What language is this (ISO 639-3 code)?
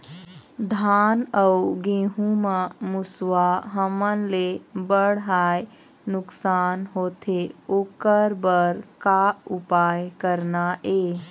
hne